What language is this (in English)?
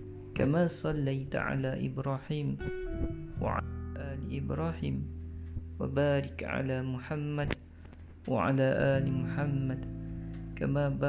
Malay